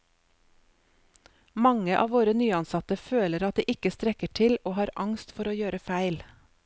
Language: Norwegian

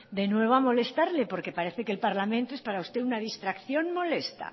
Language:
Spanish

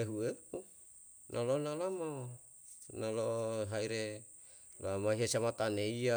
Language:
Yalahatan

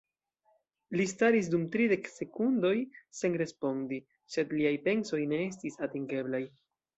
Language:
Esperanto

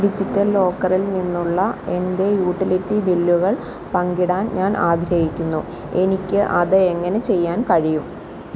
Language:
Malayalam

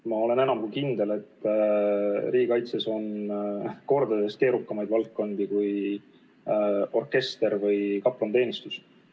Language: Estonian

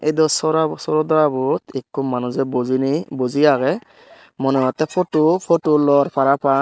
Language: Chakma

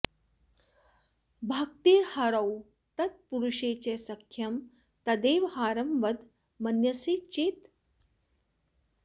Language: Sanskrit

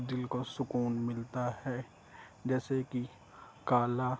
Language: Urdu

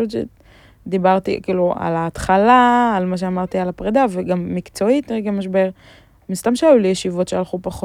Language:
Hebrew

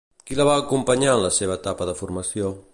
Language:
Catalan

